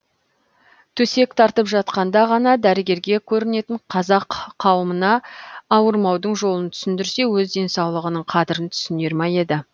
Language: Kazakh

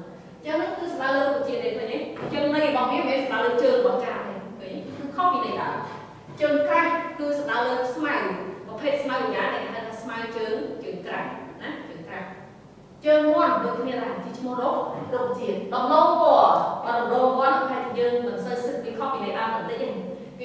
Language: Vietnamese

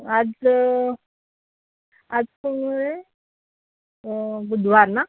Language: Marathi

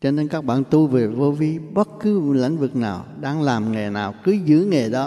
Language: Vietnamese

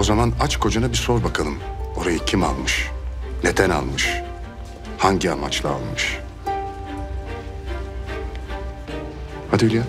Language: Turkish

